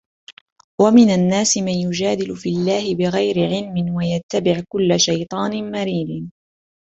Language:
Arabic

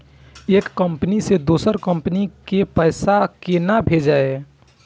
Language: Maithili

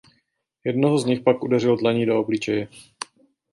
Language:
Czech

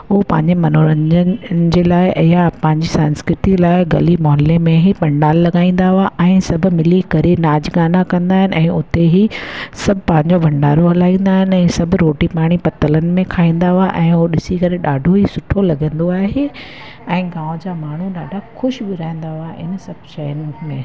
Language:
Sindhi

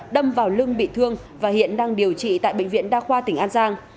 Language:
Vietnamese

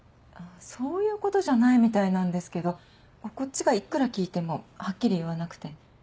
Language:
Japanese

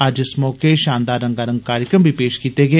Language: Dogri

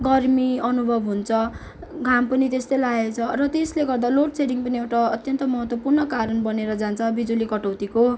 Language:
Nepali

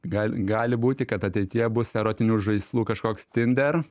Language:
Lithuanian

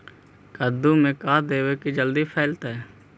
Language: Magahi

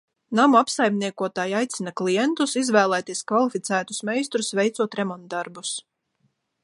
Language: Latvian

